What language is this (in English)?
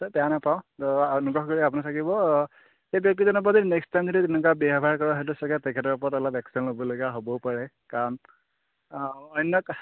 Assamese